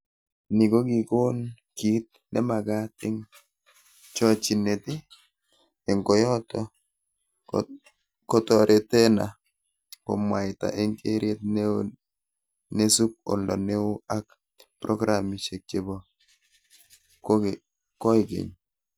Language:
Kalenjin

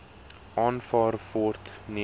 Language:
Afrikaans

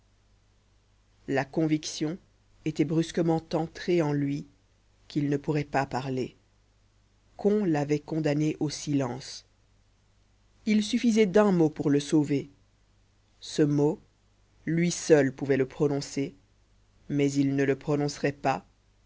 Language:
French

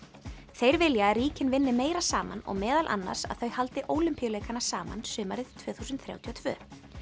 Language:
Icelandic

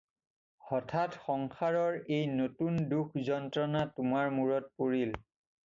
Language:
Assamese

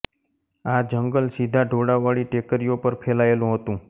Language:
Gujarati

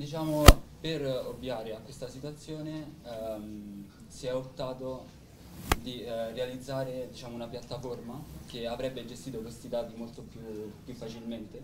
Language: Italian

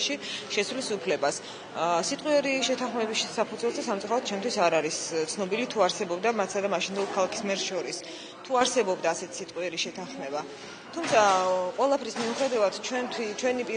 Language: Romanian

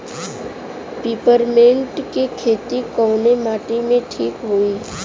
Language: Bhojpuri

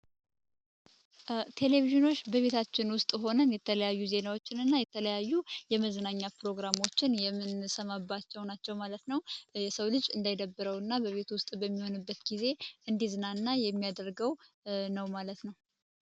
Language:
Amharic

